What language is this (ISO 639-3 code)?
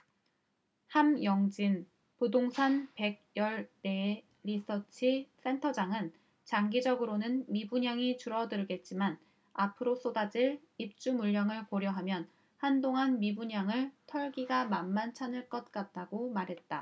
kor